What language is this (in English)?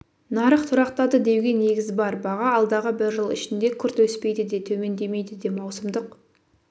Kazakh